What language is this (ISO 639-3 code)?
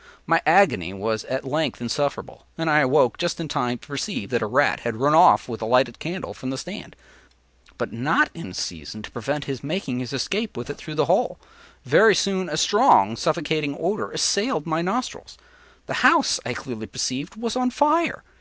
eng